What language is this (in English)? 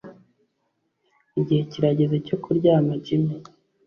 Kinyarwanda